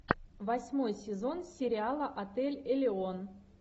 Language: Russian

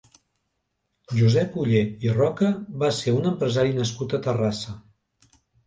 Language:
Catalan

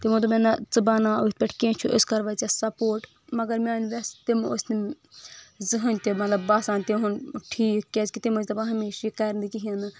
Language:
Kashmiri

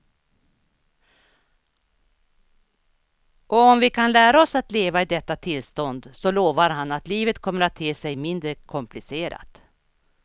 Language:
Swedish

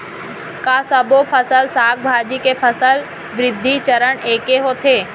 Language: Chhattisgarhi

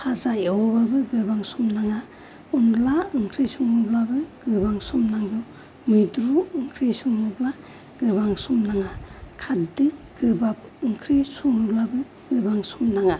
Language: Bodo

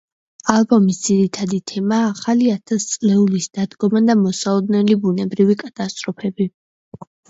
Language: Georgian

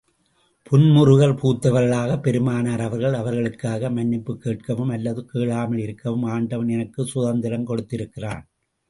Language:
Tamil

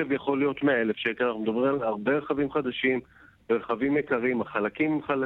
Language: Hebrew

